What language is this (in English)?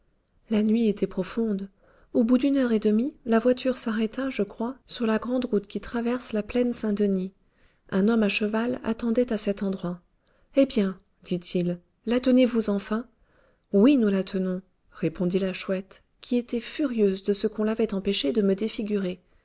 French